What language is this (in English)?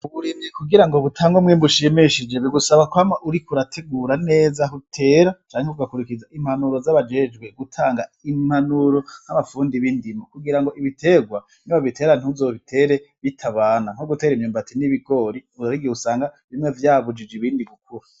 Rundi